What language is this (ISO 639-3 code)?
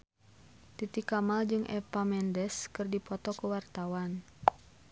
sun